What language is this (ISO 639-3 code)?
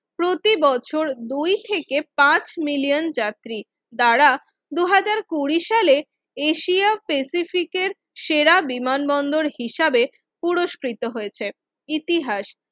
ben